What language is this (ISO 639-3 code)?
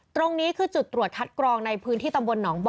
tha